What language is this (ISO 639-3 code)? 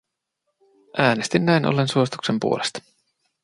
fin